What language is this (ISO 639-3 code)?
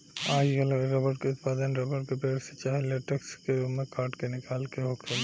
bho